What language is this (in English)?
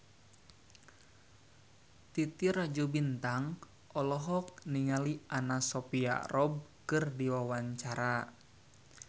Sundanese